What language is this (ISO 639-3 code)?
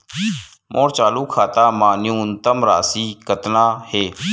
hne